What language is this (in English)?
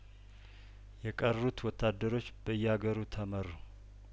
Amharic